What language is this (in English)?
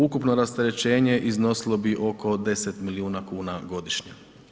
Croatian